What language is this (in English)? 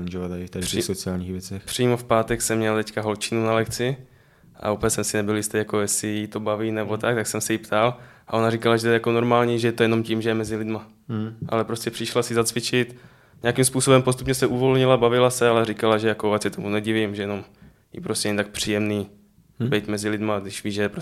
Czech